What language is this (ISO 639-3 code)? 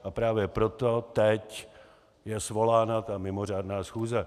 ces